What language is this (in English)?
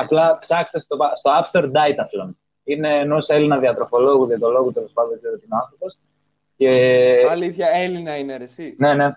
Greek